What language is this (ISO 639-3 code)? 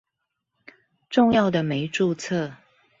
zho